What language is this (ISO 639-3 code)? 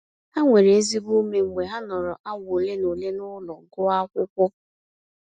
ibo